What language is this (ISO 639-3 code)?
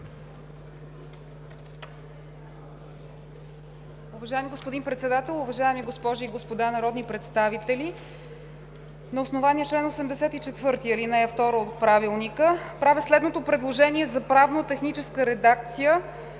bul